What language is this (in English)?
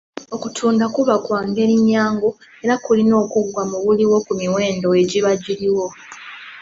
Ganda